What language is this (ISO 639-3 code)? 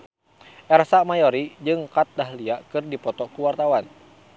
sun